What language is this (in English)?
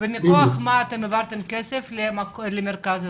Hebrew